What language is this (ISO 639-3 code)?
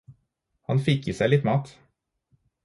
nob